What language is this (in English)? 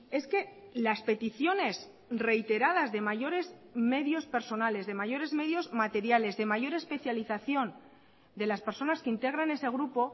Spanish